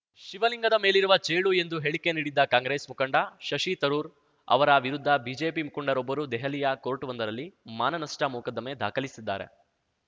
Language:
Kannada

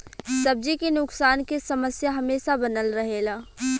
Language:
Bhojpuri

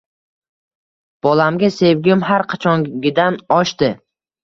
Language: Uzbek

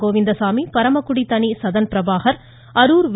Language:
Tamil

